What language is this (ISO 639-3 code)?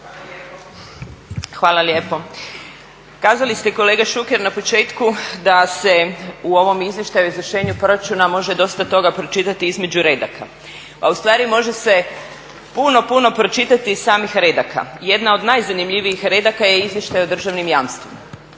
hrv